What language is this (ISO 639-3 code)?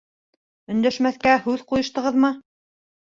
bak